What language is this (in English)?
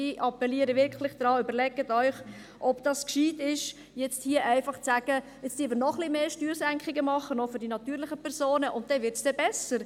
Swiss German